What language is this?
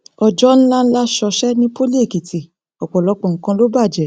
Yoruba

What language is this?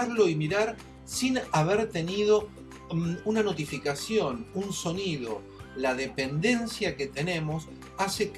Spanish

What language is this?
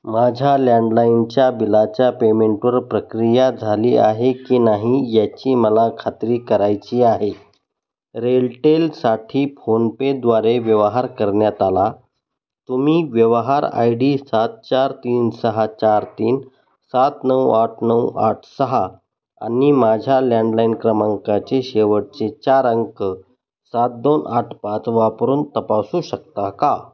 Marathi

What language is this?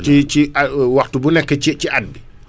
Wolof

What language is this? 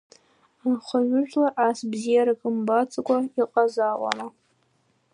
Abkhazian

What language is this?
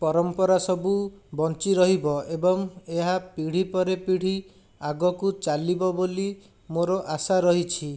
Odia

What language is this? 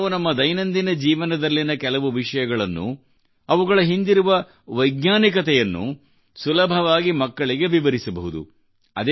Kannada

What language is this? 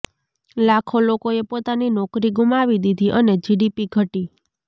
Gujarati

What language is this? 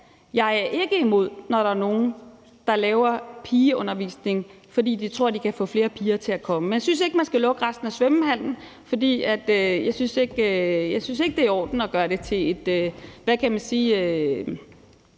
Danish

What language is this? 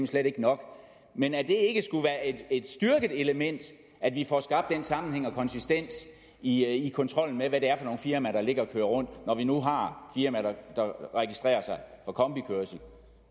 Danish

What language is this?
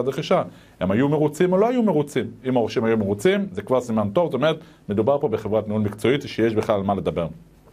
Hebrew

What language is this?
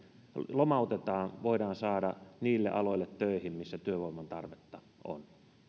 Finnish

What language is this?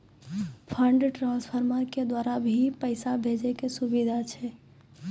Maithili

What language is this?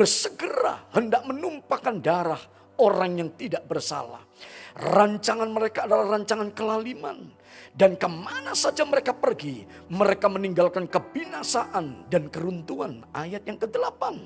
Indonesian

